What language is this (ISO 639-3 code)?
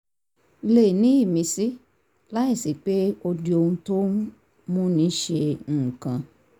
yor